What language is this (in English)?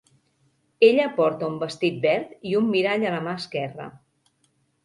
Catalan